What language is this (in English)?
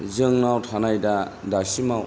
Bodo